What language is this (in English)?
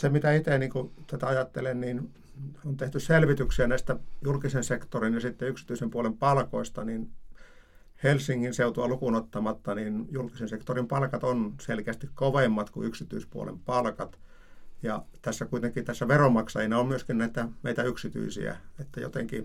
Finnish